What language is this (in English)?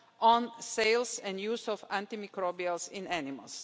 English